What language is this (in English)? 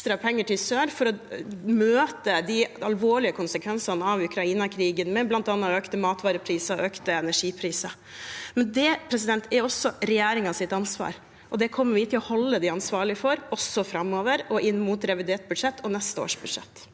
Norwegian